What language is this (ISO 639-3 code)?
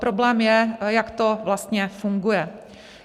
ces